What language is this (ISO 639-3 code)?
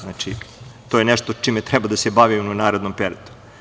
srp